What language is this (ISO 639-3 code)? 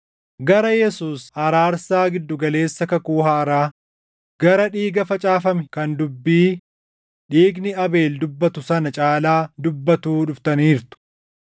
orm